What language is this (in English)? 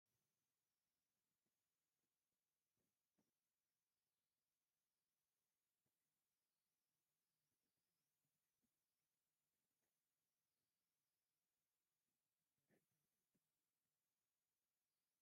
Tigrinya